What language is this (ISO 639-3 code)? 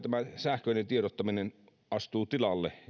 fin